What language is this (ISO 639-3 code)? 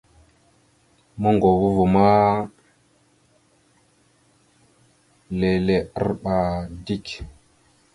mxu